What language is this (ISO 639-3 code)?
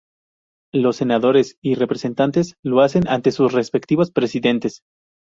spa